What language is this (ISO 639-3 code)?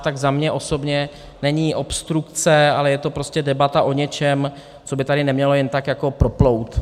ces